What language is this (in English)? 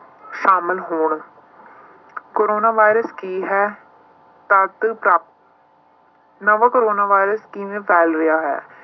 Punjabi